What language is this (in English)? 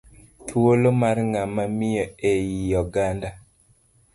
Luo (Kenya and Tanzania)